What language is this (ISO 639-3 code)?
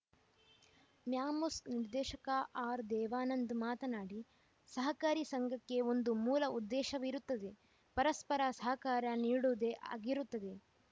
kan